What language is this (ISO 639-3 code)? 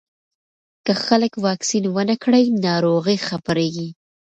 pus